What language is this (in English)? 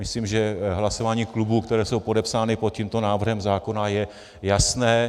Czech